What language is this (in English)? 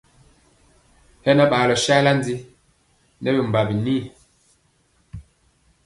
Mpiemo